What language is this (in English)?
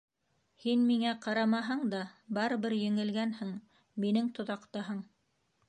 Bashkir